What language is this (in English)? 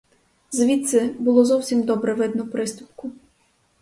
Ukrainian